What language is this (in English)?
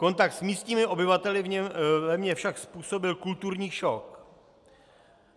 Czech